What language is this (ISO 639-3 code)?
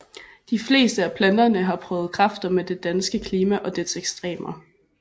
dan